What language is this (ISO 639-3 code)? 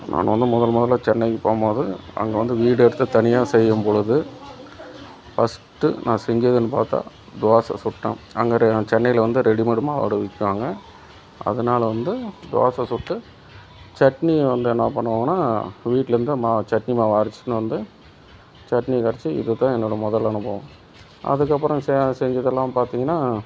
tam